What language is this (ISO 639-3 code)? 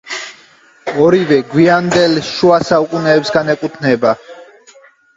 kat